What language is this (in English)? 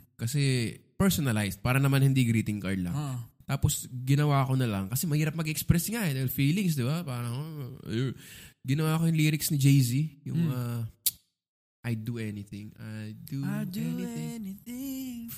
Filipino